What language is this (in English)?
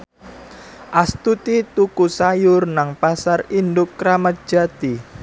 Javanese